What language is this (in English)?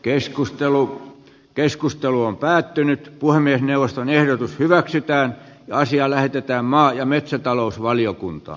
Finnish